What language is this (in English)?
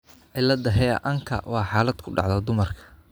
Somali